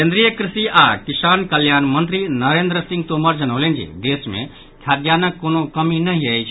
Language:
Maithili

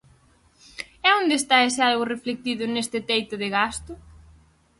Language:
Galician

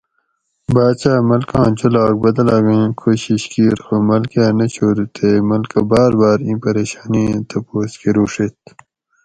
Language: Gawri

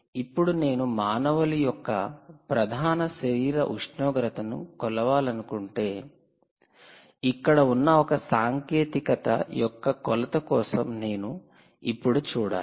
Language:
Telugu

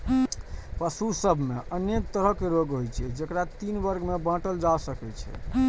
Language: Maithili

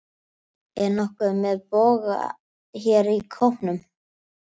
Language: Icelandic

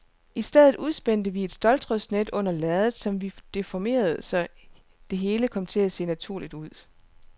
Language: Danish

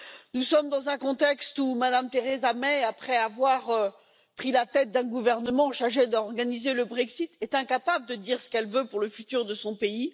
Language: French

